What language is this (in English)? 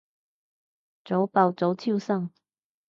Cantonese